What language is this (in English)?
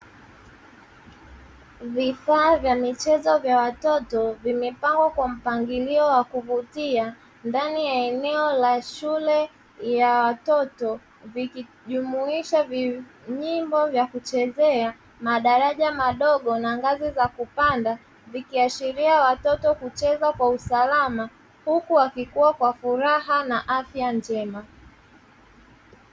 Swahili